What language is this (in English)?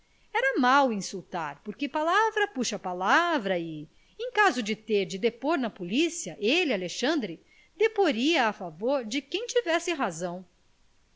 Portuguese